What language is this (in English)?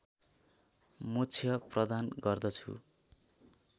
Nepali